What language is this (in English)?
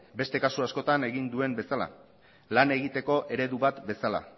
Basque